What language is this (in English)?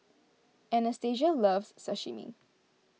English